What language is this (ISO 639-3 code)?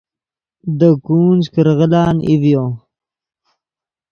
ydg